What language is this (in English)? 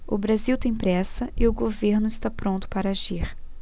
Portuguese